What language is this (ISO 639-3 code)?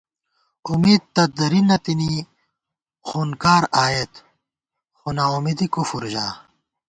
gwt